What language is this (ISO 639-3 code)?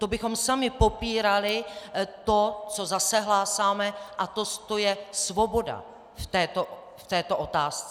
ces